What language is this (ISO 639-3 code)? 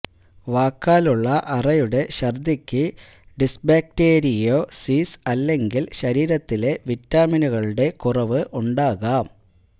mal